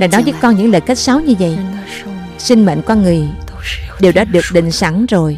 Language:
Vietnamese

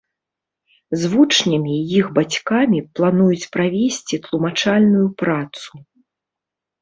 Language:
Belarusian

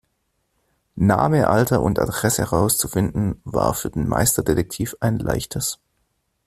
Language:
German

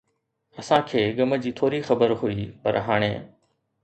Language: Sindhi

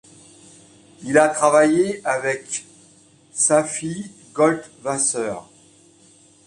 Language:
French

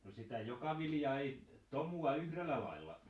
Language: Finnish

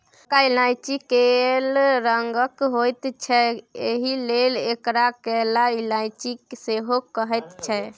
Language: Maithili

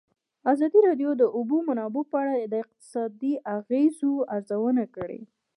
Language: Pashto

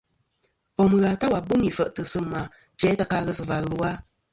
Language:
Kom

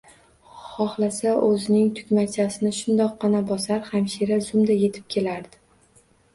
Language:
Uzbek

